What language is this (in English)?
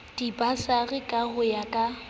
Southern Sotho